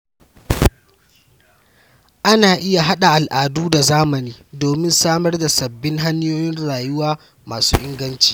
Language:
Hausa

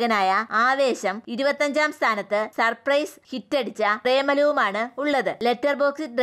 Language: Malayalam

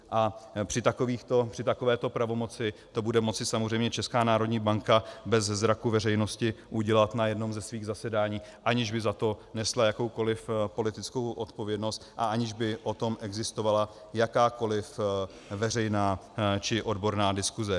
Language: Czech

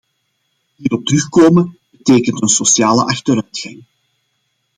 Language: Dutch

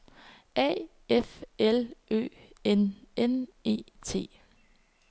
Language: Danish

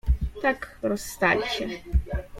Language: Polish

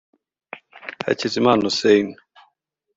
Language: Kinyarwanda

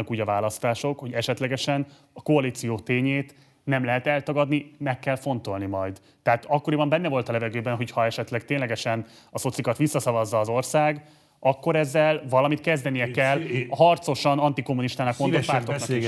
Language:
Hungarian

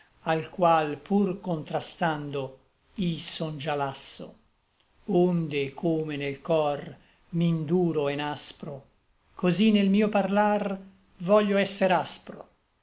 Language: Italian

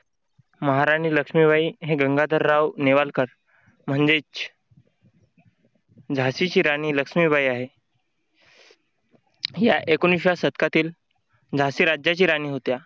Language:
Marathi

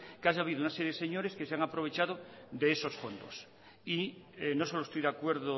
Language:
Spanish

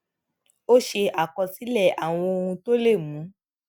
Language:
Yoruba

